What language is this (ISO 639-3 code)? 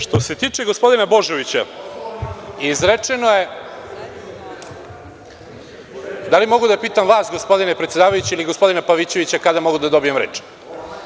srp